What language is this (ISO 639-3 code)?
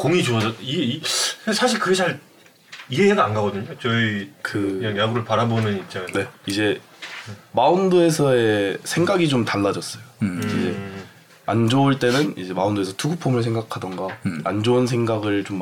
kor